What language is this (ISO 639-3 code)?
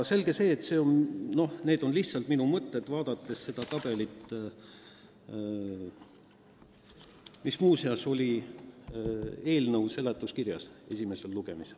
est